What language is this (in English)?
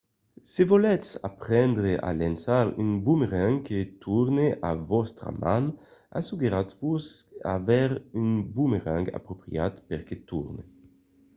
Occitan